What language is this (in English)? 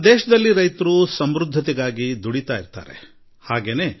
Kannada